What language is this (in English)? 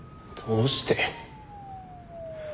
Japanese